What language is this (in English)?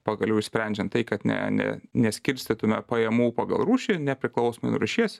Lithuanian